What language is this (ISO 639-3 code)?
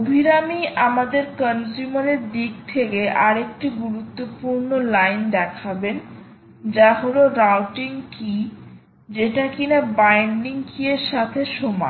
ben